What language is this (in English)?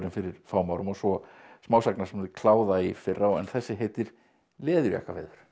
Icelandic